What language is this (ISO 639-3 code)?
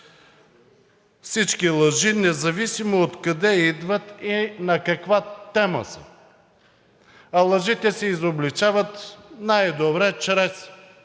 bul